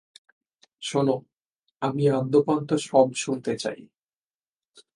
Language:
Bangla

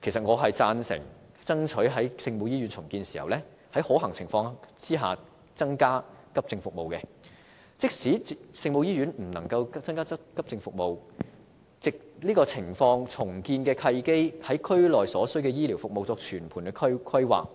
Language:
Cantonese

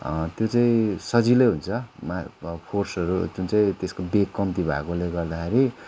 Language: Nepali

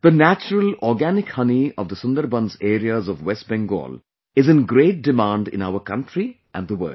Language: English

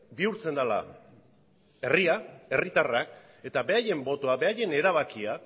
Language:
Basque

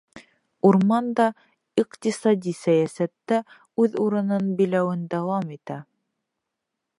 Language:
Bashkir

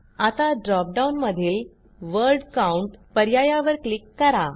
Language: Marathi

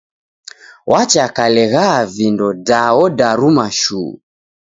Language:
Taita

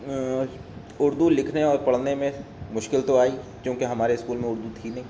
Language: Urdu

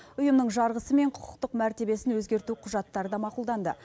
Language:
Kazakh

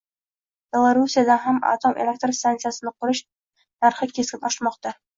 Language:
Uzbek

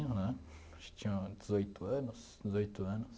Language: Portuguese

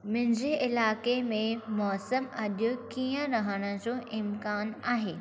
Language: Sindhi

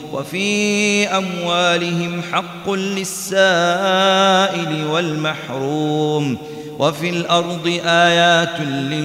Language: Arabic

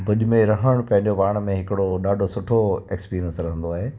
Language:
Sindhi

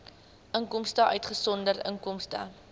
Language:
Afrikaans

